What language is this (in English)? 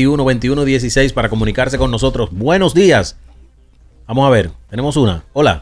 Spanish